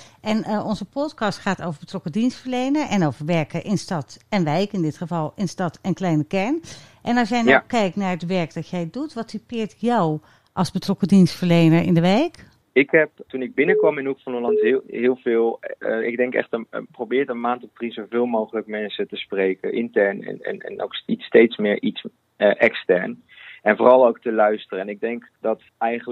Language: Dutch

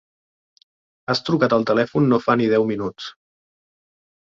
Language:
Catalan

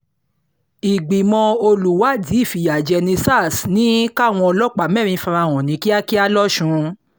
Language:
Yoruba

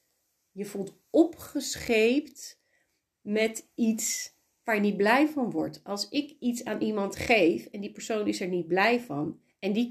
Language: Dutch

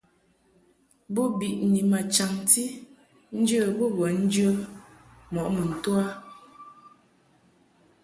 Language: Mungaka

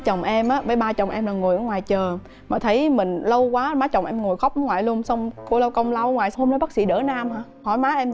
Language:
Vietnamese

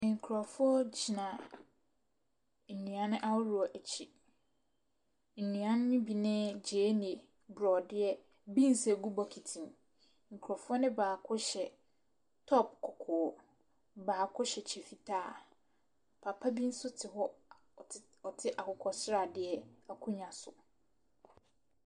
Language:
Akan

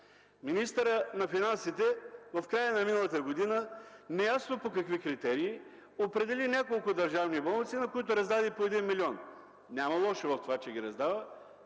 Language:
Bulgarian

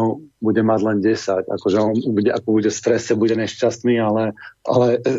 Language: Slovak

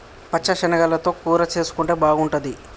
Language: Telugu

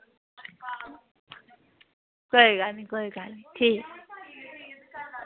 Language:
Dogri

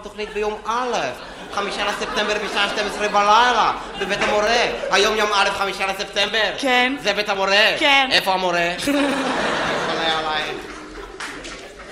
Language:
Hebrew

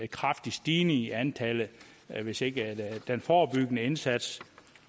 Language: Danish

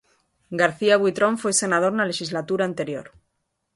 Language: Galician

